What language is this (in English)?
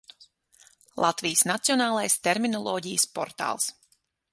Latvian